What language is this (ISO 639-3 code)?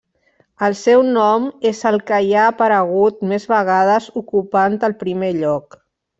cat